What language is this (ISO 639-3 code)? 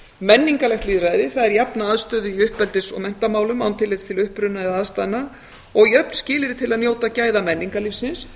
isl